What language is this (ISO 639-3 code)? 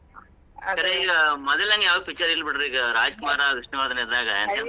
kan